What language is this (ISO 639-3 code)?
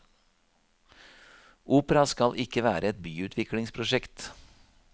nor